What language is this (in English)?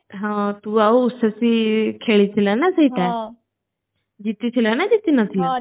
Odia